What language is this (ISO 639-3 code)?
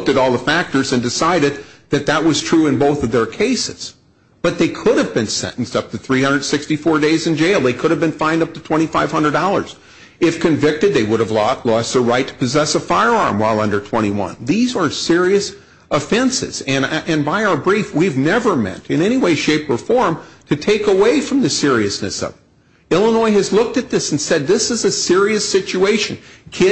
eng